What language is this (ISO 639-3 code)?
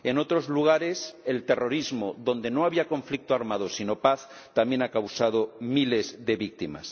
spa